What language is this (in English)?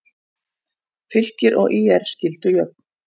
Icelandic